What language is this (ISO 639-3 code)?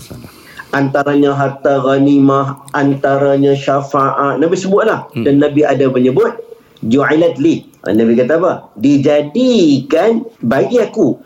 msa